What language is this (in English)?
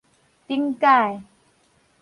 Min Nan Chinese